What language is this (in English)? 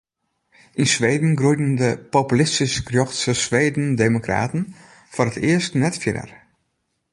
Western Frisian